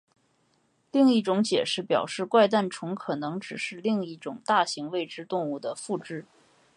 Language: Chinese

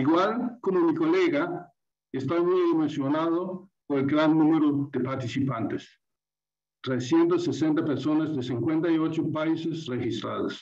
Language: Spanish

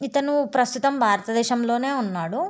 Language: Telugu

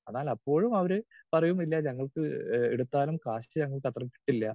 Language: Malayalam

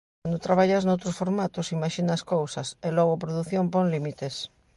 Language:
Galician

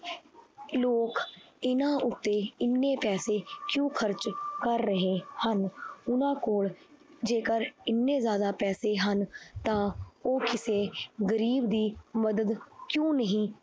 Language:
Punjabi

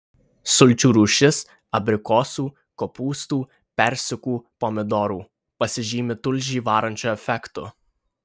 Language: Lithuanian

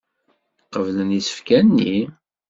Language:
Kabyle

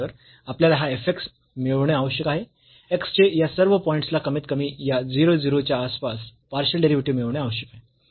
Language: Marathi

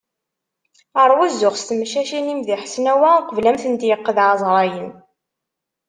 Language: Kabyle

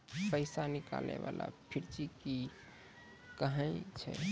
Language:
Maithili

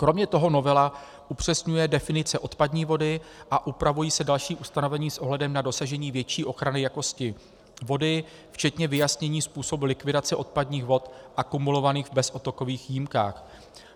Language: Czech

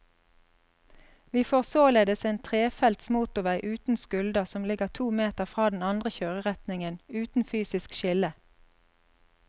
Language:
Norwegian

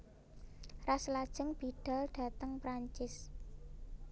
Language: Javanese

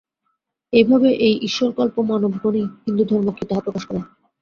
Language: Bangla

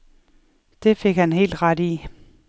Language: Danish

